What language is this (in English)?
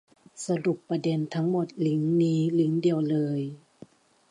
Thai